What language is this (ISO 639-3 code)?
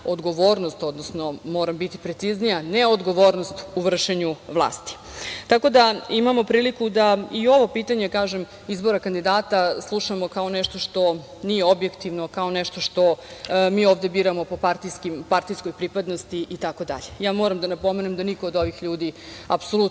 srp